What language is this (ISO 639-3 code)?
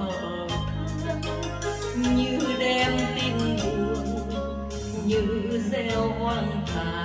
vie